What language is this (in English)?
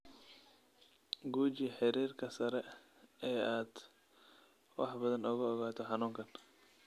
Somali